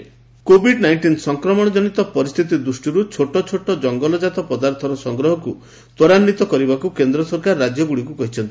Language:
Odia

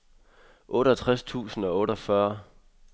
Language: Danish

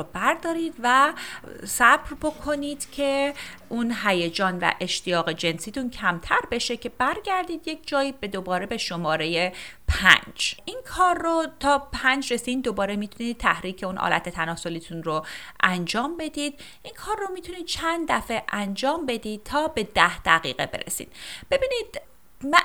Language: Persian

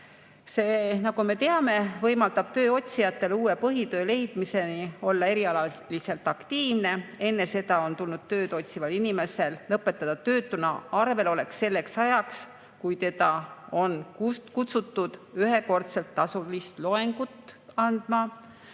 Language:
Estonian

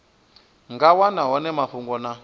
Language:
Venda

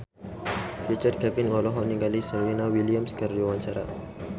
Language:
Sundanese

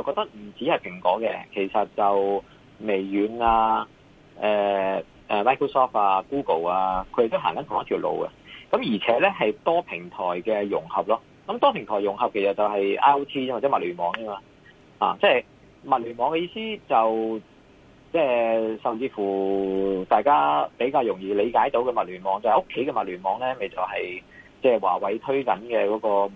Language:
Chinese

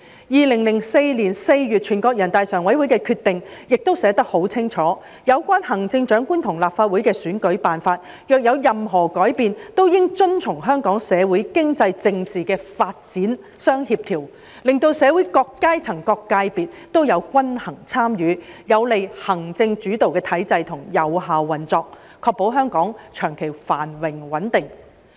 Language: Cantonese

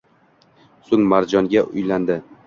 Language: Uzbek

